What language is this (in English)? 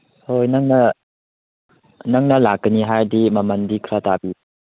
Manipuri